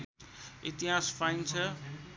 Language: Nepali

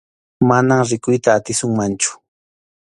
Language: Arequipa-La Unión Quechua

